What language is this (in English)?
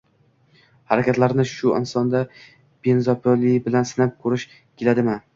Uzbek